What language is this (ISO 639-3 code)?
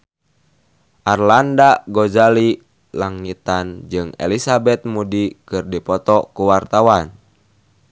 sun